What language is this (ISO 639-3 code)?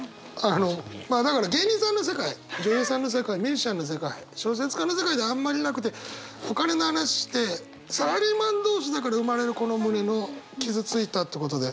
jpn